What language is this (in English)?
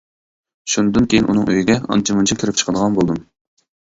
Uyghur